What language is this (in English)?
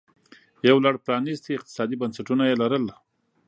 Pashto